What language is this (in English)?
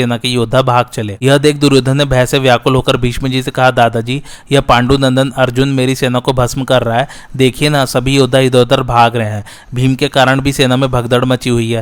Hindi